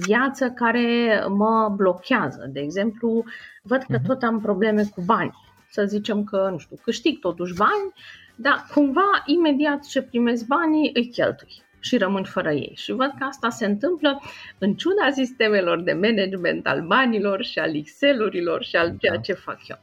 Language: Romanian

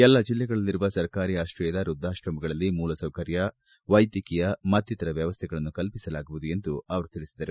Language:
Kannada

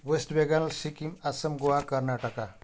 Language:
Nepali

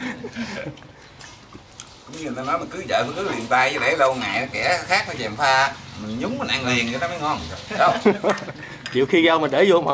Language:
Vietnamese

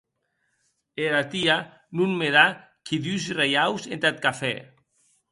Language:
Occitan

